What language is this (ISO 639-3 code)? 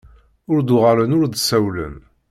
kab